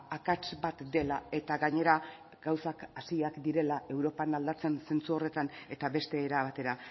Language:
Basque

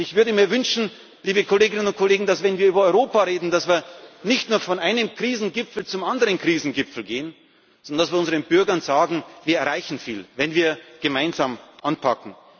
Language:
German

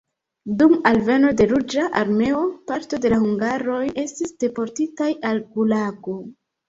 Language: Esperanto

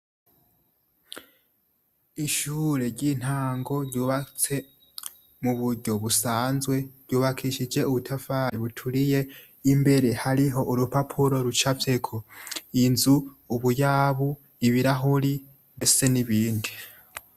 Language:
Rundi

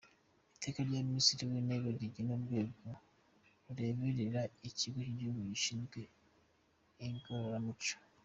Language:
Kinyarwanda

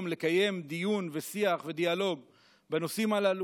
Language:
Hebrew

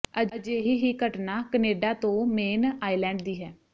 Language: Punjabi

